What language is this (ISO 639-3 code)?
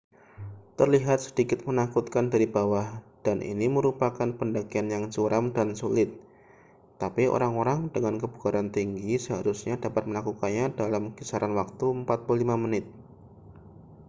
ind